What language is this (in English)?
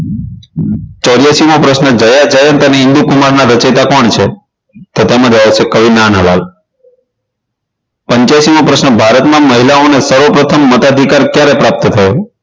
Gujarati